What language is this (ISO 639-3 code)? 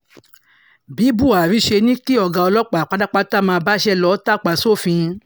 yor